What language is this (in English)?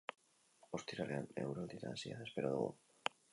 Basque